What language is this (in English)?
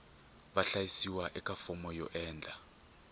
Tsonga